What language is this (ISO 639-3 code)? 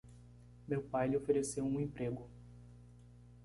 por